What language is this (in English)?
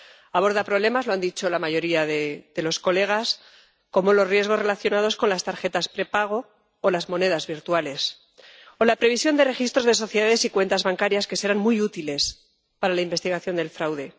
Spanish